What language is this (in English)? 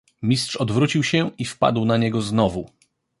Polish